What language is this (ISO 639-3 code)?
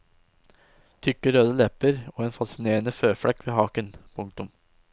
nor